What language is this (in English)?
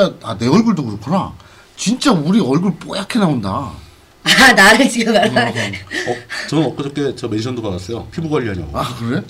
Korean